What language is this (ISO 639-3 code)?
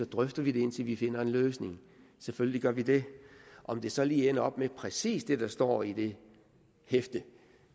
dan